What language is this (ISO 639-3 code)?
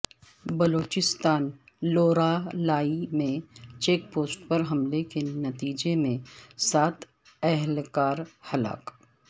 urd